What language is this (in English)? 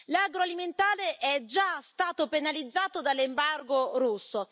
Italian